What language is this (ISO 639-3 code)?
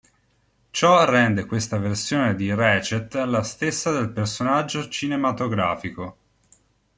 ita